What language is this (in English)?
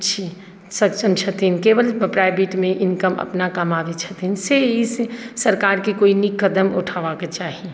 Maithili